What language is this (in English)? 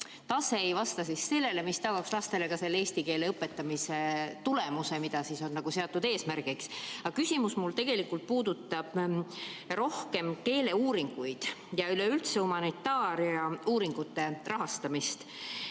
Estonian